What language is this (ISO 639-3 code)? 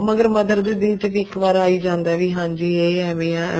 pan